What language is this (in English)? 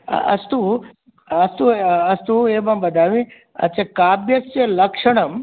Sanskrit